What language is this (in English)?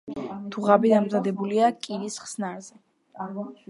Georgian